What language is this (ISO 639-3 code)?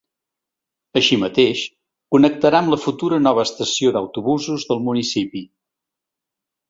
cat